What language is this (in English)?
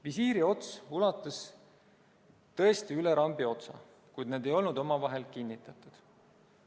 Estonian